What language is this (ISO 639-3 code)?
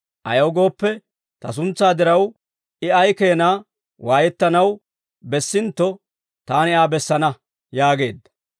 dwr